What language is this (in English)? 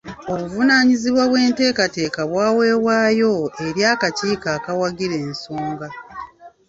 Ganda